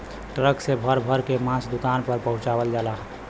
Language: Bhojpuri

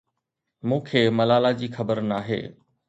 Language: Sindhi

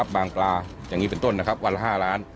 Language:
Thai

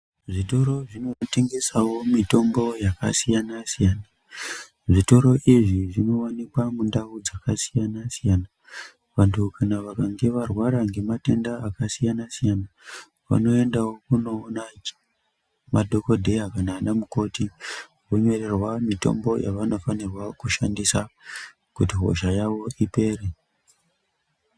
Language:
Ndau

